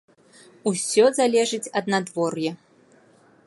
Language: Belarusian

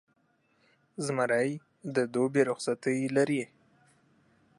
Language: Pashto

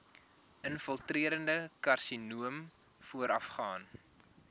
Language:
Afrikaans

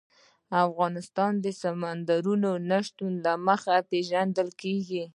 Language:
Pashto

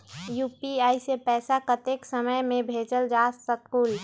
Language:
Magahi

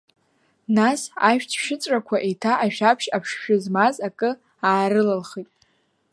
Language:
Abkhazian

